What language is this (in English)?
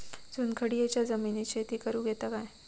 Marathi